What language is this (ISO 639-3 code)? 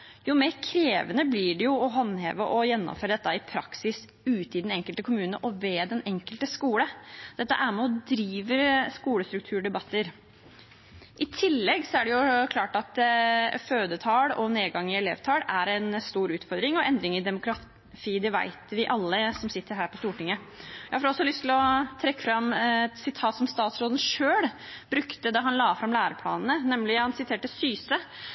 nob